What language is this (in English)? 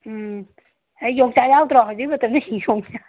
Manipuri